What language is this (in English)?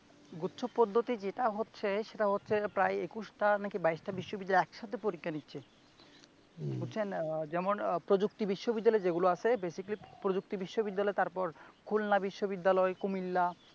Bangla